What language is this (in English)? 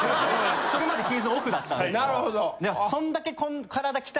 Japanese